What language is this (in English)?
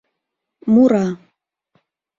Mari